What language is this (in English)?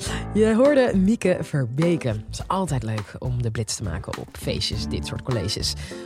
Dutch